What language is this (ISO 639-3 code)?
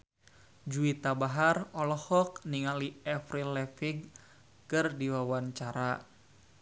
sun